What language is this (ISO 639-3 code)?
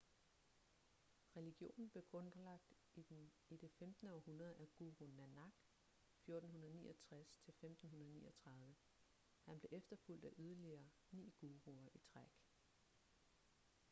dan